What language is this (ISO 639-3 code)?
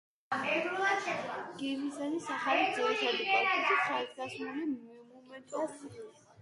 kat